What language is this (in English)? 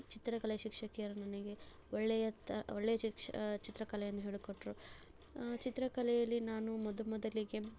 Kannada